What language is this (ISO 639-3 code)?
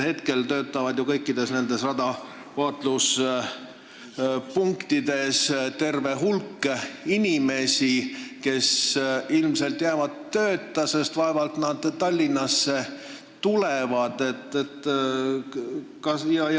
est